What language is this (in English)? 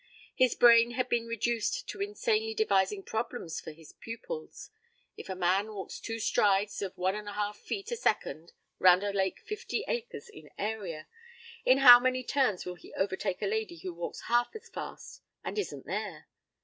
English